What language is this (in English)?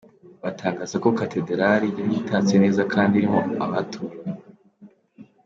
Kinyarwanda